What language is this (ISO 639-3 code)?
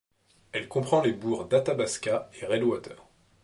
fra